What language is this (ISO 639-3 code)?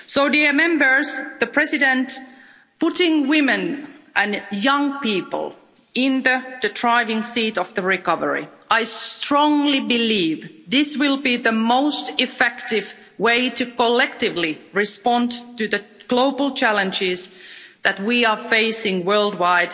eng